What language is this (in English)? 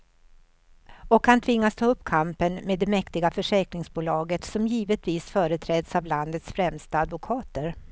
Swedish